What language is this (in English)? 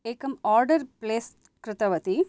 Sanskrit